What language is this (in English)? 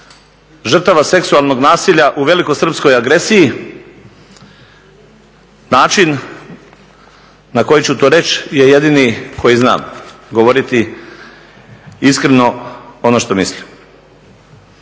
Croatian